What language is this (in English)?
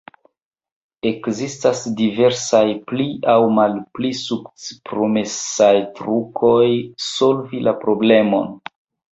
Esperanto